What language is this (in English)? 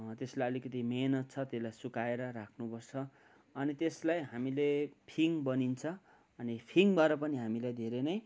Nepali